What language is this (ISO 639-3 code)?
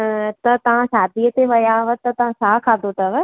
snd